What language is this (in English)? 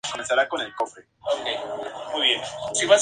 Spanish